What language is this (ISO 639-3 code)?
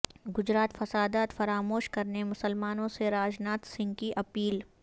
urd